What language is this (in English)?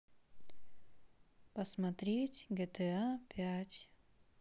Russian